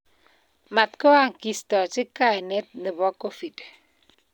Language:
Kalenjin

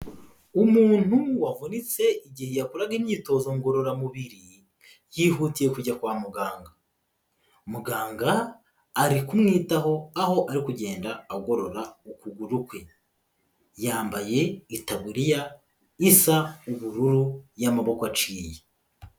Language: Kinyarwanda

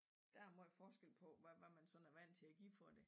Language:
Danish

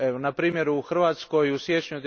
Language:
Croatian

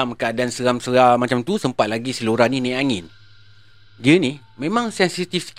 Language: Malay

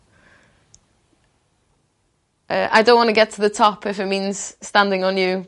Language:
Welsh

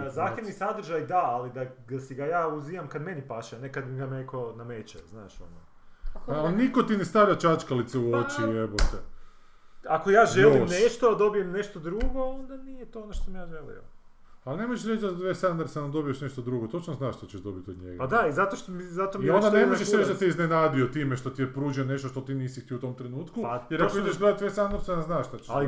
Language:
Croatian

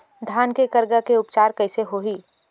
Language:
Chhattisgarhi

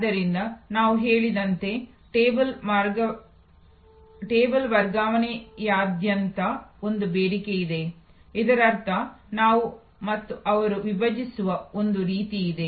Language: Kannada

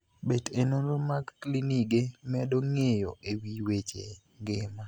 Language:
Luo (Kenya and Tanzania)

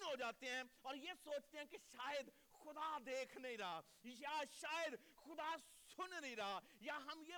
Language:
Urdu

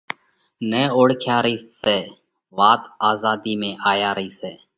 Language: Parkari Koli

